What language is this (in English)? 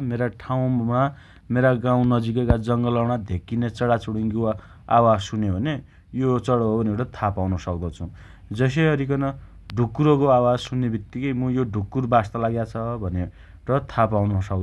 Dotyali